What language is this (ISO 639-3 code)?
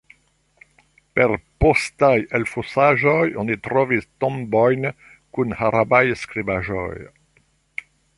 epo